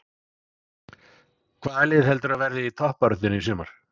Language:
Icelandic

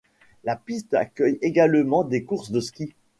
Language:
French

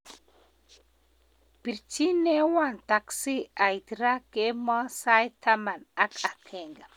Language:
Kalenjin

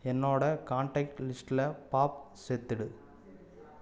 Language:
Tamil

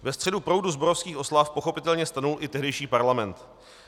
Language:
Czech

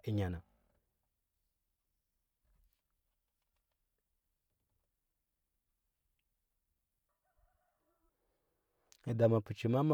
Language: Huba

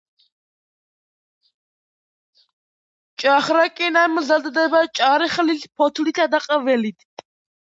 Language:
Georgian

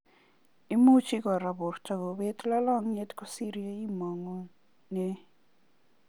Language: Kalenjin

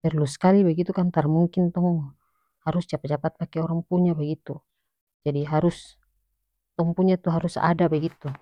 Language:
North Moluccan Malay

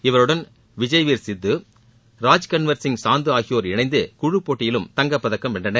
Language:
Tamil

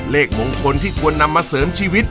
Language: Thai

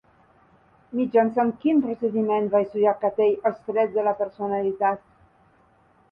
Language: Catalan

